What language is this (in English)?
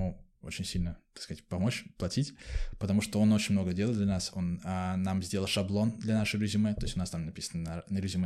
Russian